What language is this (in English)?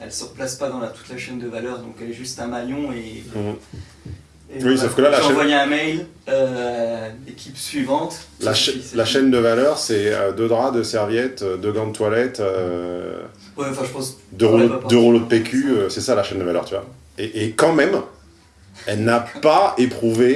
French